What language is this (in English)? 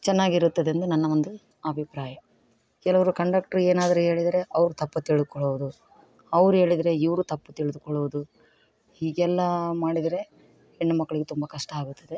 Kannada